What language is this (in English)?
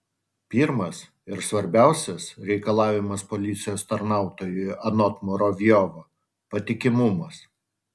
Lithuanian